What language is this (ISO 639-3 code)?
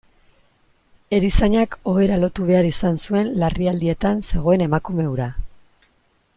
eus